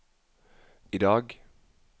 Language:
Norwegian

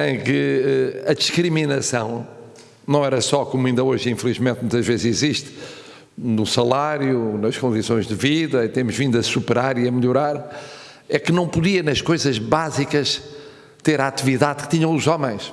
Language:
Portuguese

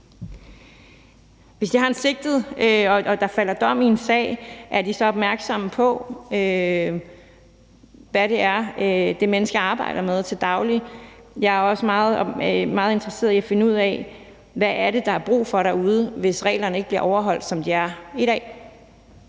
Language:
Danish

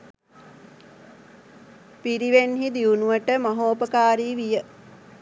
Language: Sinhala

